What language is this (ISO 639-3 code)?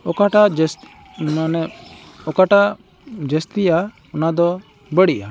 sat